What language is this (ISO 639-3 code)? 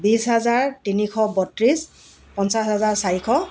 asm